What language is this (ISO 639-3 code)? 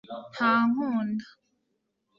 kin